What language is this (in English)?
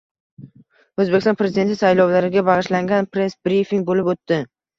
Uzbek